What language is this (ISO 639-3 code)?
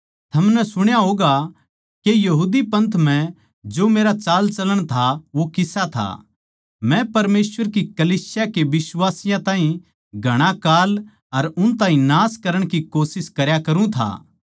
bgc